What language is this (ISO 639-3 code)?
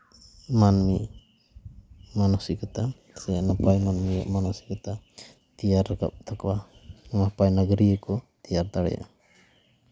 sat